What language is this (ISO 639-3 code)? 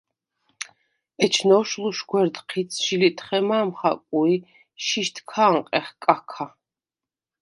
sva